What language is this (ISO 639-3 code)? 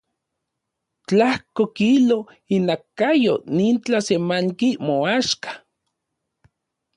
ncx